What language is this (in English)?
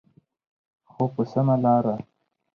Pashto